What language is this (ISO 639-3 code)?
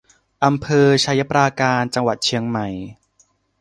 tha